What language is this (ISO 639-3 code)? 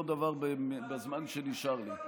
heb